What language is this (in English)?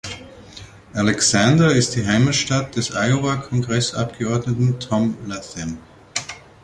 German